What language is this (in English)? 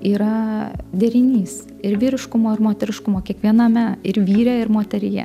Lithuanian